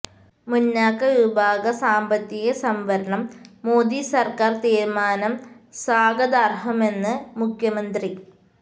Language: Malayalam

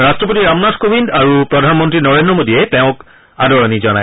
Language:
Assamese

